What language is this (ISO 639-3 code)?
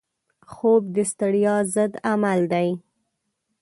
pus